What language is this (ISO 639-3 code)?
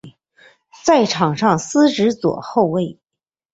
zho